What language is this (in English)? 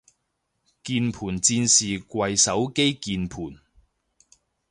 Cantonese